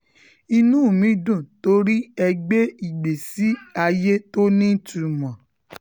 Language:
Yoruba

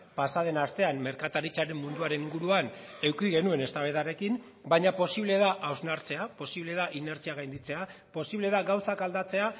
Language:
Basque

